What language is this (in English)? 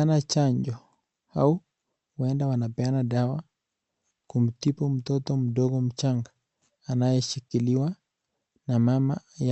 Swahili